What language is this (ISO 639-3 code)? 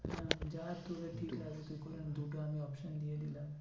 ben